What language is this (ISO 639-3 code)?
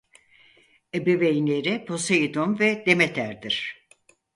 tur